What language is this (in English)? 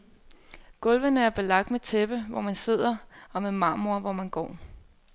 Danish